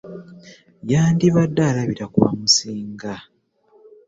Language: Ganda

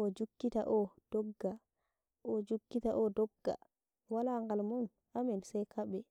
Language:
Nigerian Fulfulde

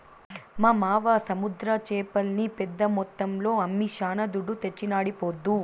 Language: Telugu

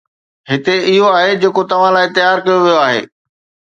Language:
Sindhi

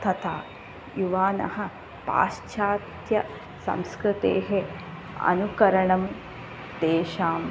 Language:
Sanskrit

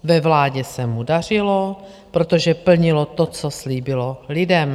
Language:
Czech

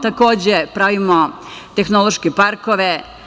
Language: Serbian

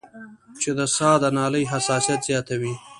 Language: Pashto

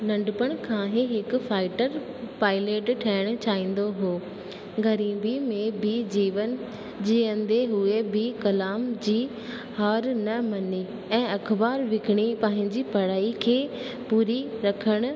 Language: Sindhi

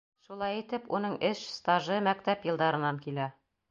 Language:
Bashkir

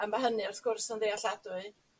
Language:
Welsh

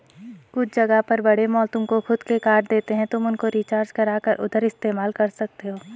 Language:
Hindi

